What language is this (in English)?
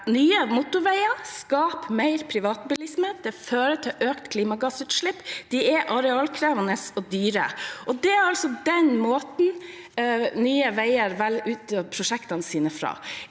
Norwegian